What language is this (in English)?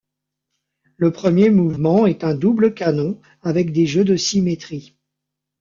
French